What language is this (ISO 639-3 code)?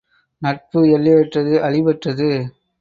tam